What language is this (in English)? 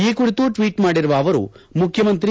Kannada